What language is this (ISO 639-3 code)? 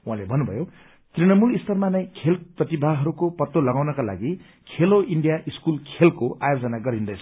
nep